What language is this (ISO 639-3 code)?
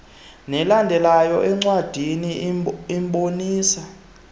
xho